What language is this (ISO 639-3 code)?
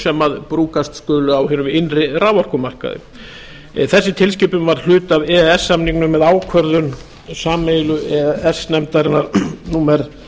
isl